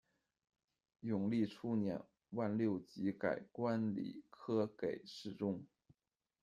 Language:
Chinese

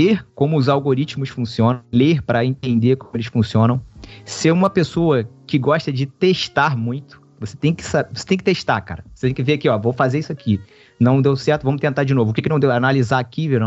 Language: Portuguese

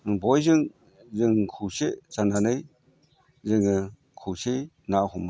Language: Bodo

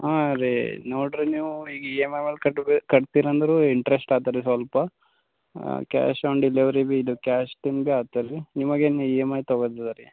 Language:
Kannada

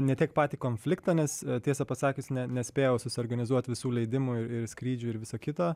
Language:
Lithuanian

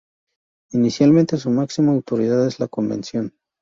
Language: Spanish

